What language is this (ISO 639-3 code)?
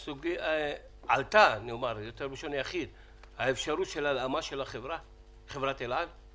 heb